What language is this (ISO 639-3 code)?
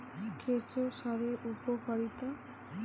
ben